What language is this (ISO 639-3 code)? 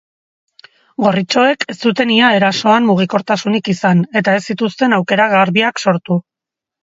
eus